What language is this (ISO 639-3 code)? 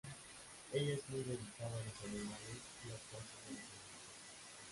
spa